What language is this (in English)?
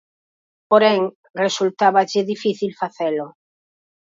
Galician